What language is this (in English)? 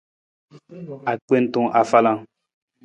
Nawdm